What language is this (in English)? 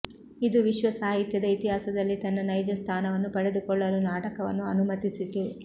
Kannada